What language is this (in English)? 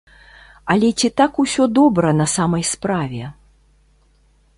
Belarusian